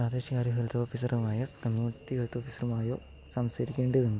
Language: Malayalam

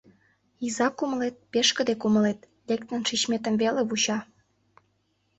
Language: Mari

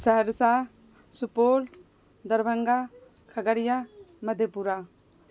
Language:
Urdu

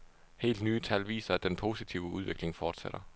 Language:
Danish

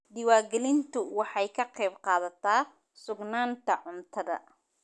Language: Somali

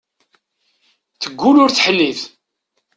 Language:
Kabyle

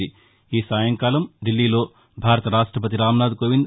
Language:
Telugu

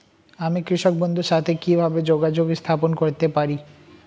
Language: Bangla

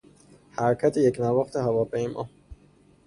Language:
Persian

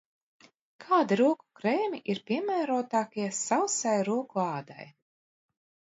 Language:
Latvian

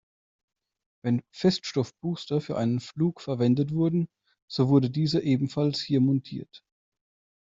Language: German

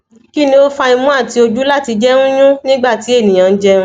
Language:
Yoruba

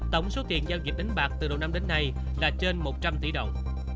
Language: Vietnamese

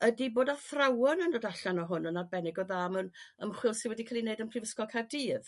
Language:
Welsh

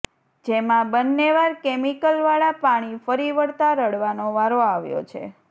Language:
Gujarati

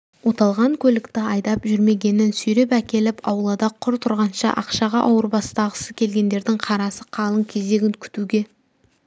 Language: Kazakh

